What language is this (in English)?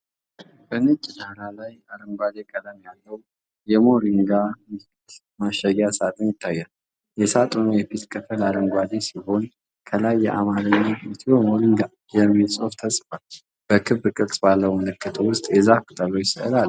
Amharic